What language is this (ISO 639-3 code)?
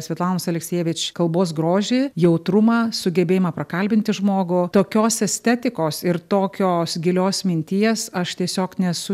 lit